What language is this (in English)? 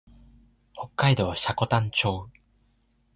Japanese